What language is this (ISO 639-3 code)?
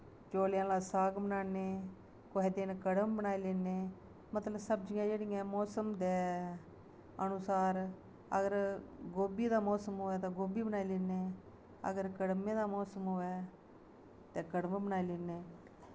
doi